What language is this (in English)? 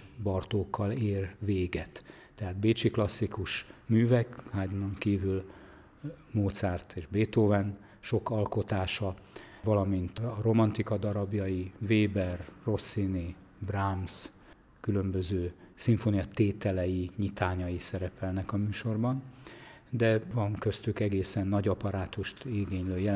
Hungarian